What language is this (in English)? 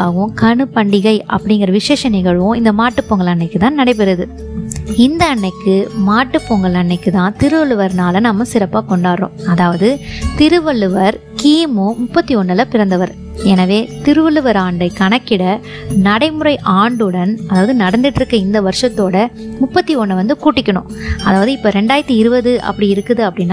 Tamil